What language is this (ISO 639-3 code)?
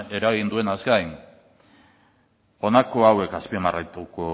eus